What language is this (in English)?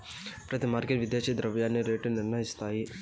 Telugu